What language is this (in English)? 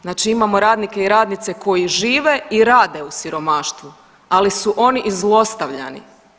Croatian